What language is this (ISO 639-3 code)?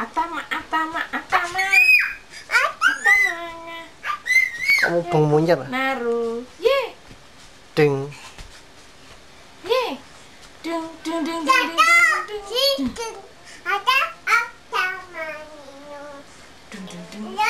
ind